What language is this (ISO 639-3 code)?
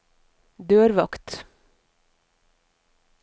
nor